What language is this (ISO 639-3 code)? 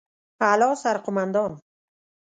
pus